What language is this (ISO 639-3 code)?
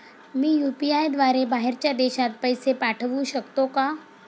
mar